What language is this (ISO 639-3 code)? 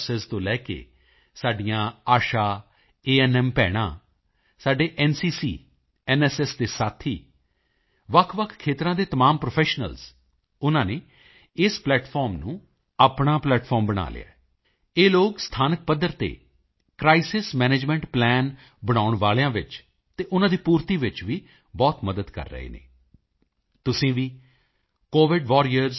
pan